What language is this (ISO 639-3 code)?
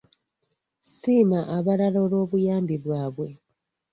lug